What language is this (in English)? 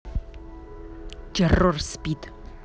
Russian